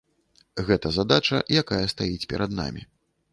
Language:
Belarusian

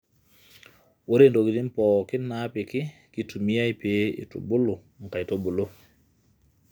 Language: Masai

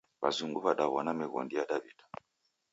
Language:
Taita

